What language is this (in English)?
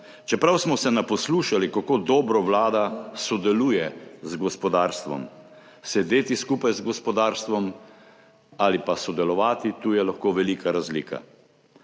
Slovenian